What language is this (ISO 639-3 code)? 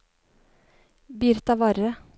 nor